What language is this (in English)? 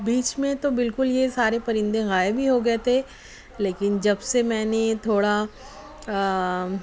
Urdu